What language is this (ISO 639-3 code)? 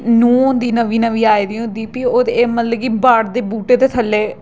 doi